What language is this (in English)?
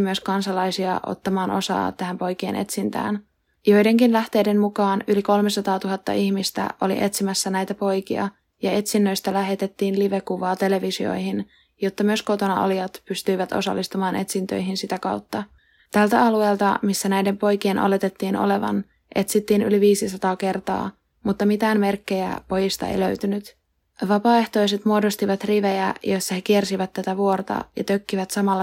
Finnish